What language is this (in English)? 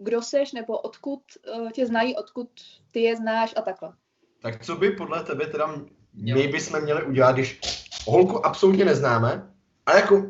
Czech